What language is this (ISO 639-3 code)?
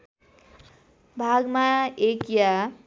nep